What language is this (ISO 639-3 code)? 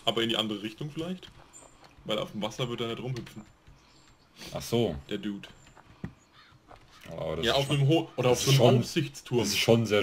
deu